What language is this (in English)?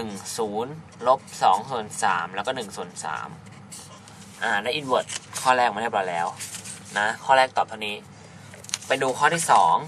Thai